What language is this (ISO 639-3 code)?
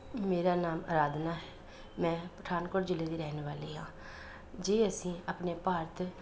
pan